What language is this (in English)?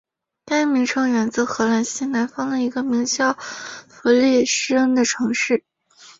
Chinese